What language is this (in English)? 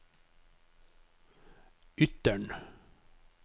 Norwegian